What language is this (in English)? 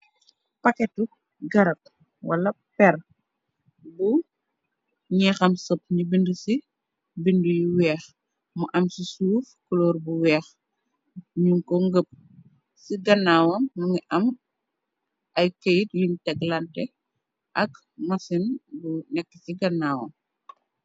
Wolof